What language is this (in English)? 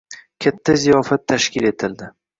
Uzbek